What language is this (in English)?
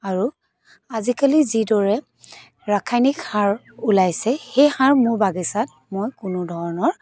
Assamese